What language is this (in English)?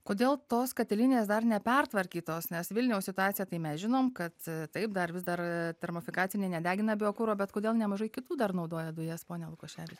Lithuanian